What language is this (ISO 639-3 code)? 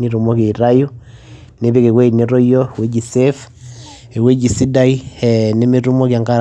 mas